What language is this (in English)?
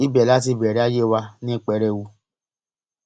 Yoruba